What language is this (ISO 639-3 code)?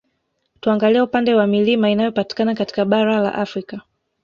swa